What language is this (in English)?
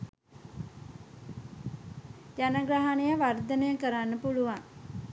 Sinhala